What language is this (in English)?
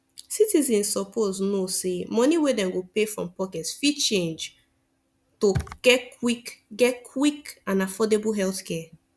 Nigerian Pidgin